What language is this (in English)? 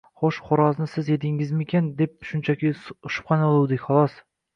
Uzbek